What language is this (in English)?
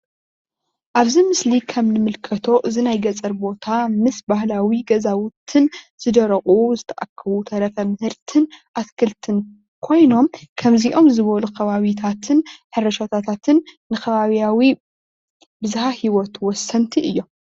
Tigrinya